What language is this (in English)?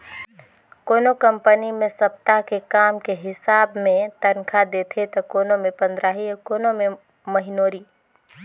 Chhattisgarhi